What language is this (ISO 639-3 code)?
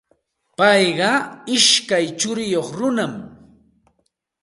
qxt